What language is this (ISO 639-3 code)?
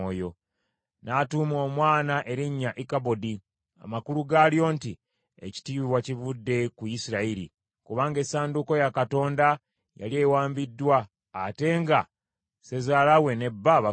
lug